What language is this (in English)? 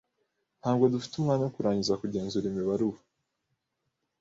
Kinyarwanda